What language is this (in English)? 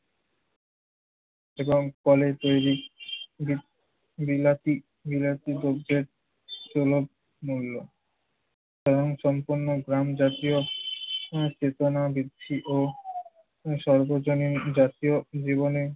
Bangla